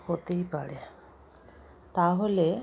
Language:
Bangla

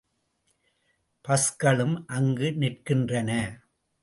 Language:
Tamil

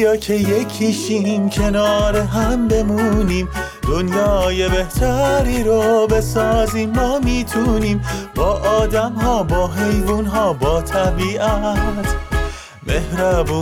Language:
Persian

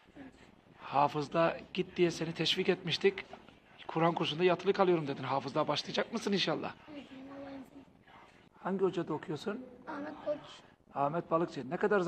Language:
Turkish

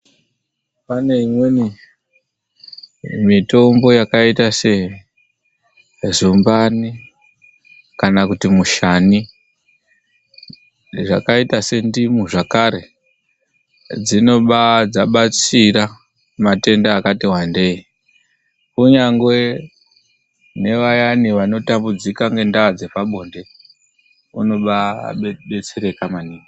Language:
Ndau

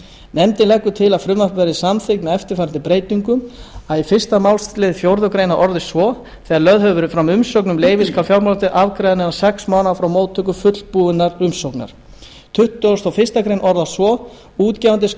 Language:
Icelandic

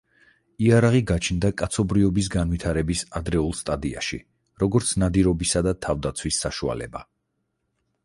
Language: Georgian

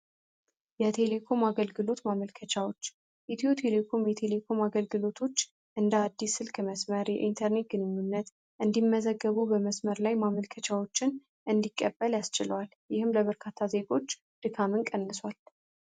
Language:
Amharic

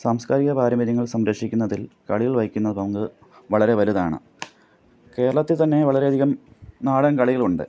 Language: Malayalam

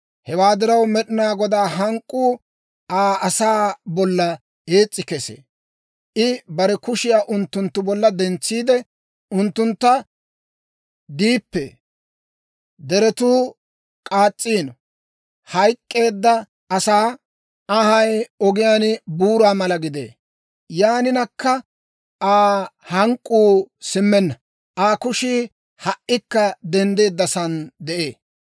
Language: Dawro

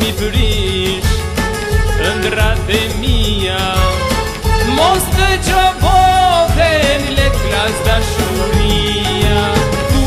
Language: Romanian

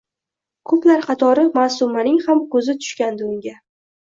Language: Uzbek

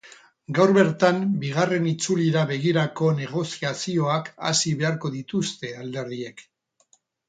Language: Basque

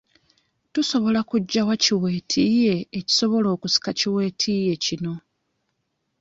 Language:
Ganda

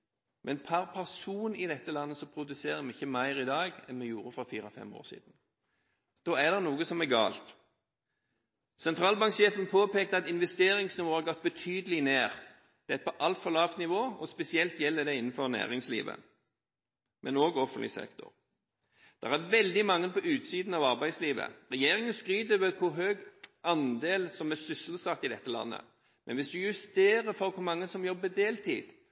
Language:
Norwegian Bokmål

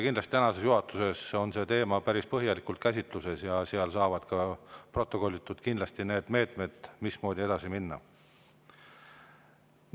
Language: Estonian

